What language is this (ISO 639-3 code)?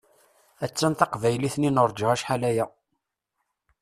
kab